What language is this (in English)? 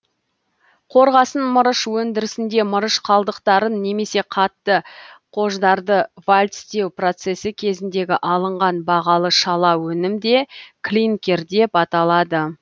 Kazakh